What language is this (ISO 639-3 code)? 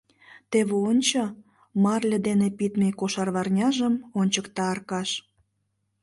chm